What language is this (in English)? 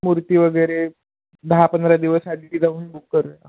Marathi